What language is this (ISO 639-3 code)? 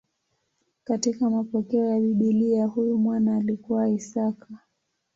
swa